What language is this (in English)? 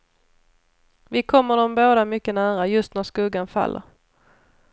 Swedish